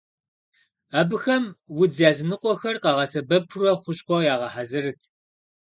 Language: Kabardian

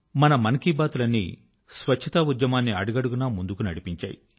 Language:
Telugu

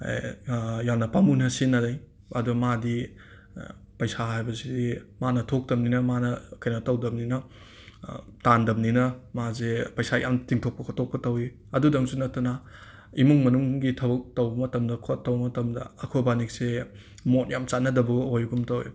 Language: Manipuri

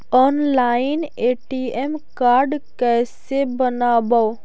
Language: Magahi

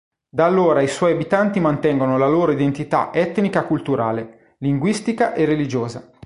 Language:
Italian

